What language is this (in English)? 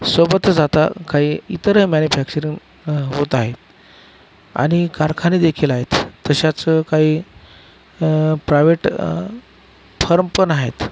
Marathi